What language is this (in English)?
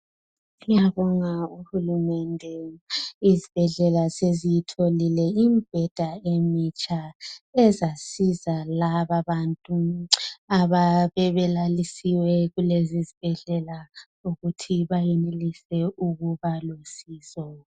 North Ndebele